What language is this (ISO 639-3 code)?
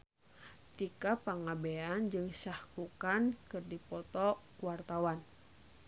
sun